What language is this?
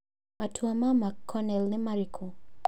Kikuyu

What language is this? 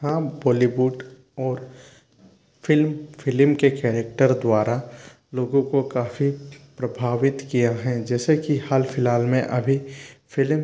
Hindi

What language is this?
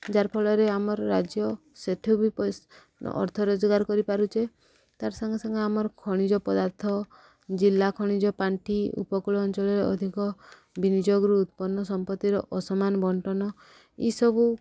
Odia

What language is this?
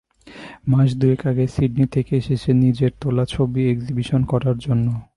Bangla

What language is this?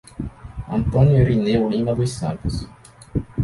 Portuguese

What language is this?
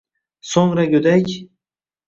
Uzbek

